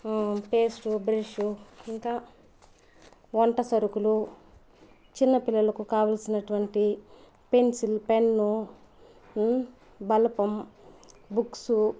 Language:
Telugu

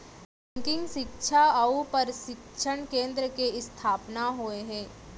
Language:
Chhattisgarhi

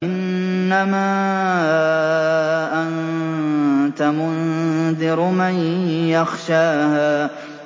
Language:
Arabic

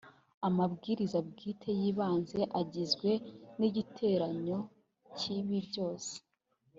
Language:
Kinyarwanda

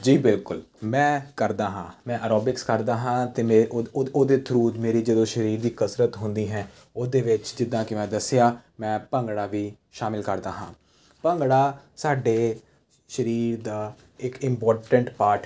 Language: Punjabi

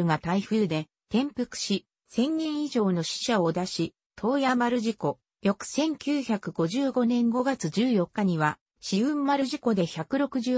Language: Japanese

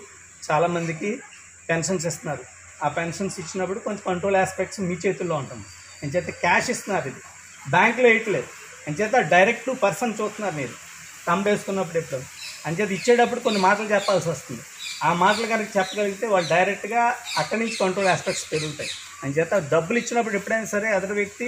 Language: Hindi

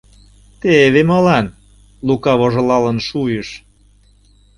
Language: Mari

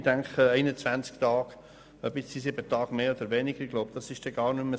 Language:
Swiss German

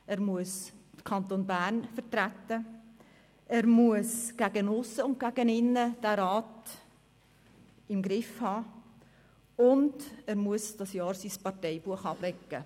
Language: Swiss German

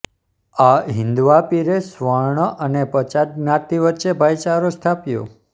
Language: Gujarati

